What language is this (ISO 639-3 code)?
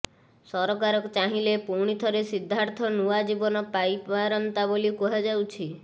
ori